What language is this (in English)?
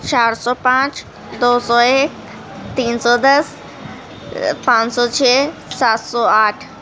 Urdu